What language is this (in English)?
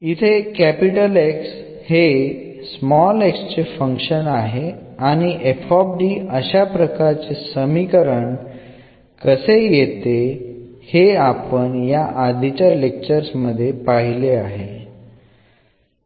Malayalam